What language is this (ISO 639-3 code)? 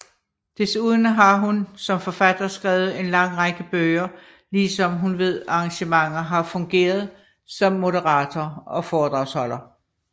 dan